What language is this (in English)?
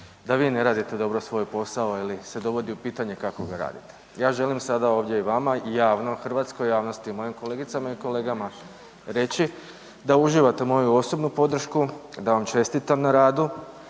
Croatian